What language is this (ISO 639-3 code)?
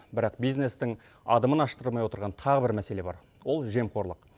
kaz